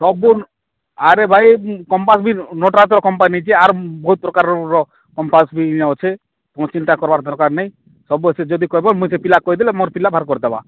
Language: Odia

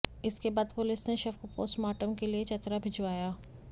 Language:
Hindi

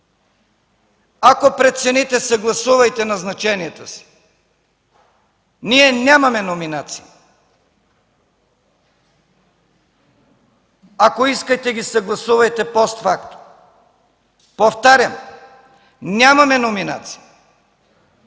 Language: Bulgarian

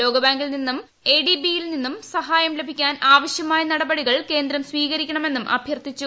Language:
Malayalam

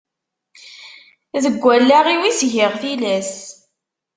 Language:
Kabyle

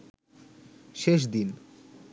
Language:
Bangla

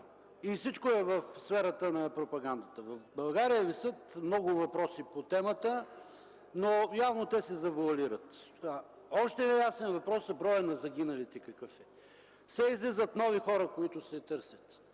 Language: Bulgarian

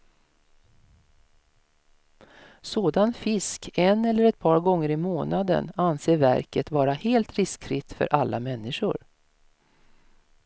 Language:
Swedish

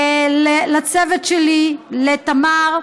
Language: Hebrew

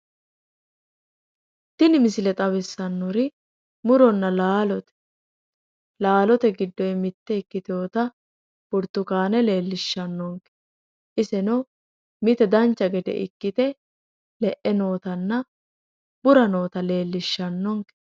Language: Sidamo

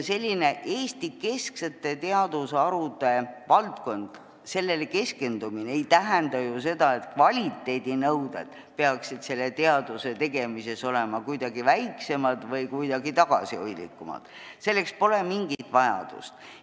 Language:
Estonian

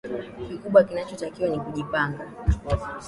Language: Swahili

